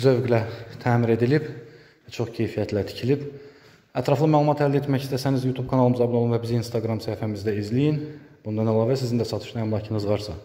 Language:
Turkish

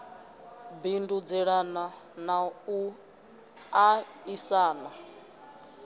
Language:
Venda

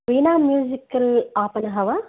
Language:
Sanskrit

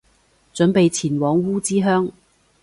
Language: Cantonese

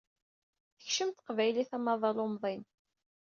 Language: Kabyle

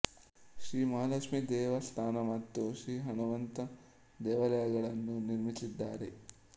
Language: Kannada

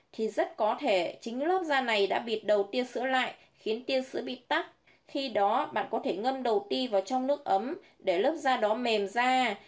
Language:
Vietnamese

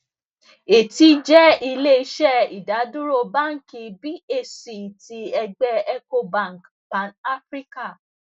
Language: Yoruba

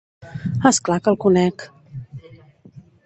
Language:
Catalan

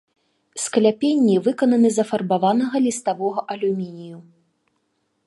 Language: Belarusian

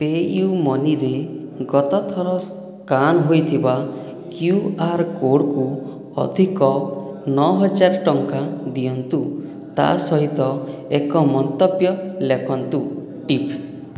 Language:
Odia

